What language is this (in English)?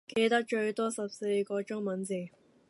Cantonese